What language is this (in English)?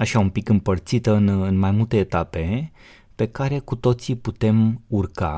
Romanian